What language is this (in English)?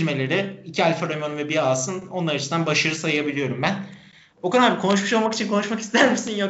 Turkish